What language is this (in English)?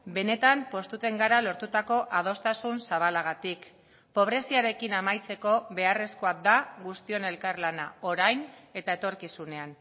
Basque